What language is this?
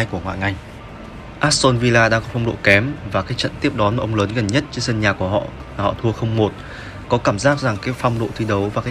Vietnamese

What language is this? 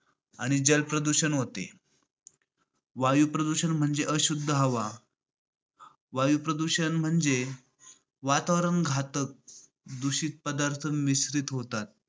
Marathi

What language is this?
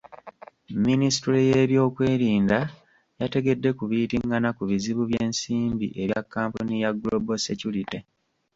Ganda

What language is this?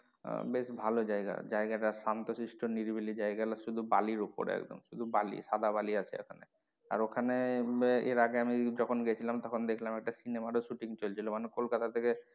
Bangla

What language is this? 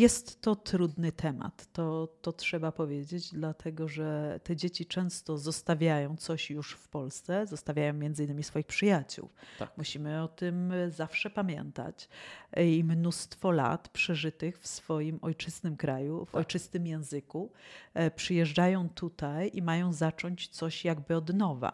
Polish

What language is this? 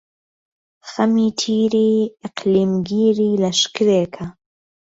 Central Kurdish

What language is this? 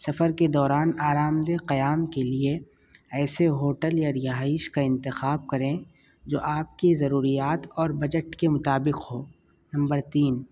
Urdu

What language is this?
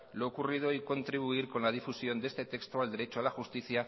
Spanish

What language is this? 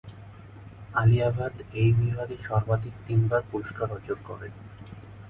Bangla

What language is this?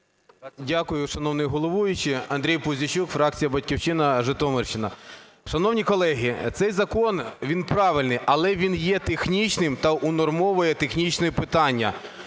Ukrainian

